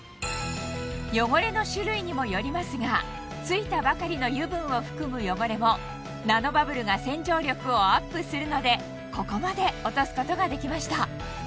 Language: Japanese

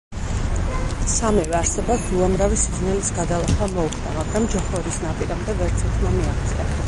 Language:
Georgian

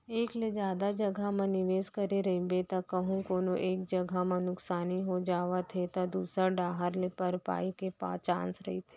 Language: Chhattisgarhi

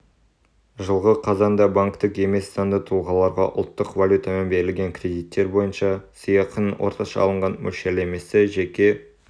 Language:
Kazakh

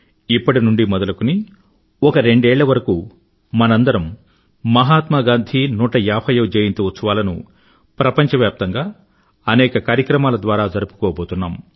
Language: Telugu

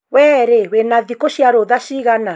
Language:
Kikuyu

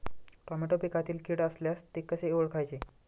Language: Marathi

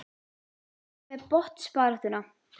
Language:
Icelandic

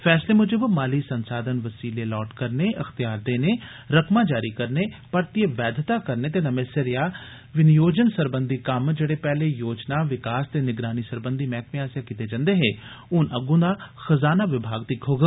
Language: Dogri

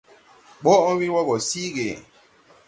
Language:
Tupuri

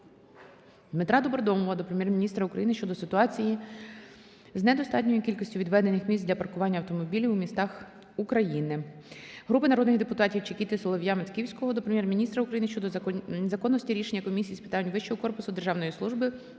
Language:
Ukrainian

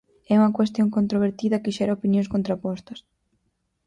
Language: Galician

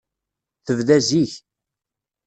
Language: Kabyle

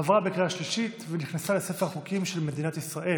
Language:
Hebrew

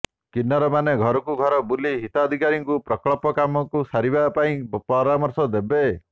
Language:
Odia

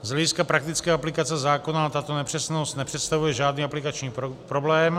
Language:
Czech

